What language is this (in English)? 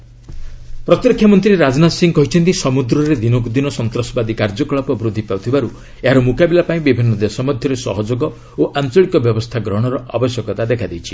Odia